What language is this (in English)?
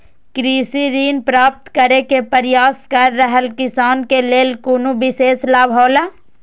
Maithili